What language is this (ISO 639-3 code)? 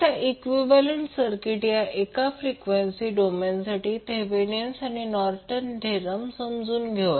mar